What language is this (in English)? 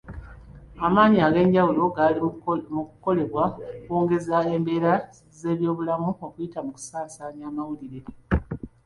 Ganda